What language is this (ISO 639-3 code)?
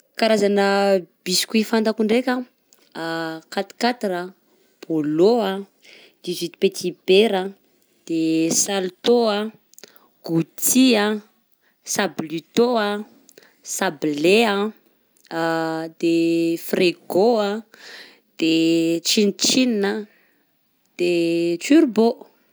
bzc